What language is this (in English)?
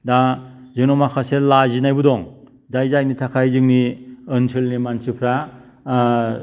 Bodo